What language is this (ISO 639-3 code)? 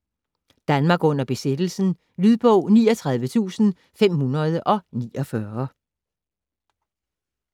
dan